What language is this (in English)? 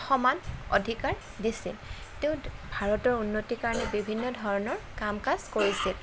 Assamese